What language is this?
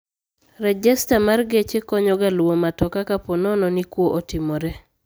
Luo (Kenya and Tanzania)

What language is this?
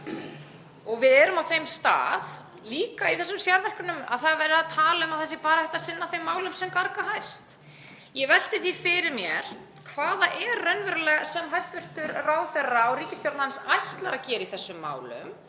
Icelandic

